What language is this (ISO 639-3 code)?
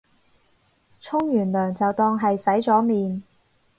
yue